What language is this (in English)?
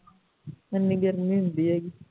Punjabi